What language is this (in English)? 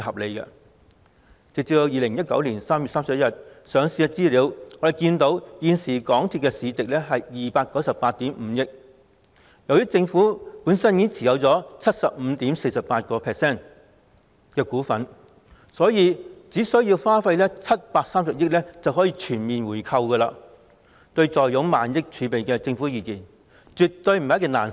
Cantonese